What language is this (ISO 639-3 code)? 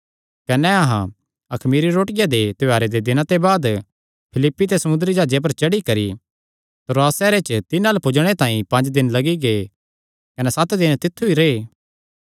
xnr